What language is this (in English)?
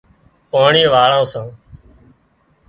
Wadiyara Koli